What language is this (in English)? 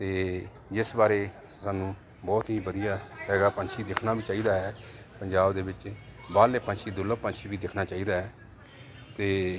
Punjabi